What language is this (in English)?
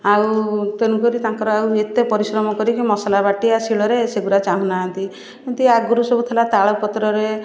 Odia